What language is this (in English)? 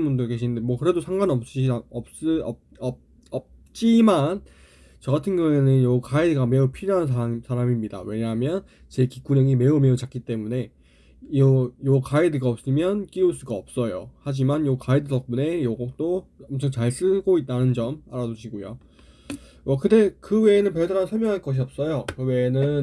Korean